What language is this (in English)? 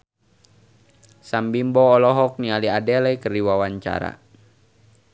Sundanese